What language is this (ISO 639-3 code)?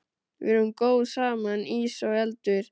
isl